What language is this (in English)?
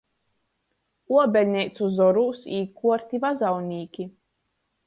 Latgalian